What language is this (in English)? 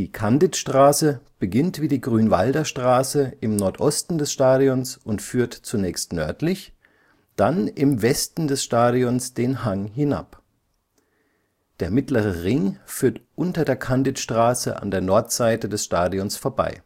German